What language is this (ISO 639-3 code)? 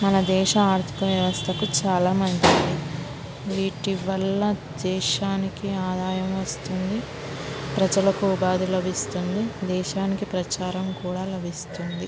tel